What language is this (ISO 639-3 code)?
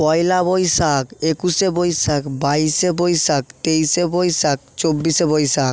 ben